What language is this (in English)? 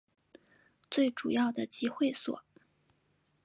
Chinese